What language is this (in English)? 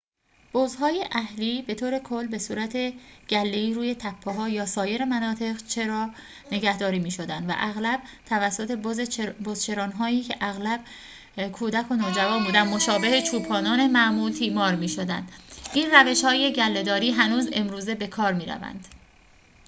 Persian